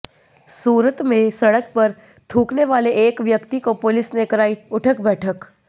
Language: Hindi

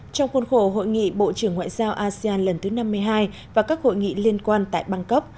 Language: Vietnamese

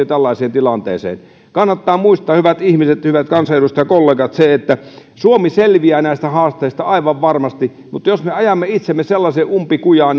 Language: Finnish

